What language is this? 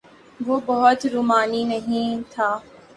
Urdu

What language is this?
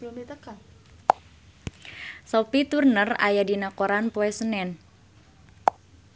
Sundanese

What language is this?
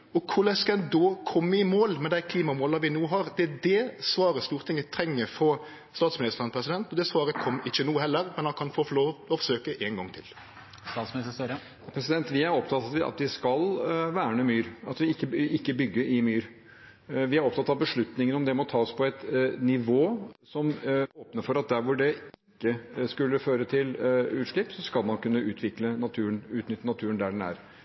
Norwegian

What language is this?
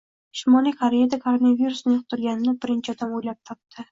Uzbek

